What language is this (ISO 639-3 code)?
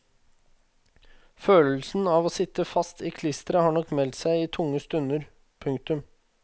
nor